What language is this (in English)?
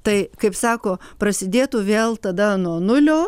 Lithuanian